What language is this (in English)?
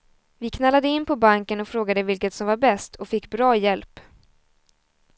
Swedish